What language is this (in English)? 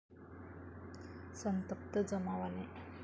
Marathi